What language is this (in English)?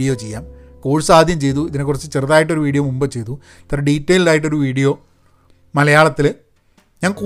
Malayalam